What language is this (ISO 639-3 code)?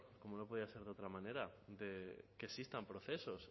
spa